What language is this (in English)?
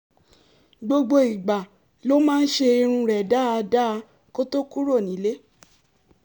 Yoruba